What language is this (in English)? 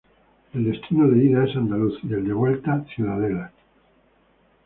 Spanish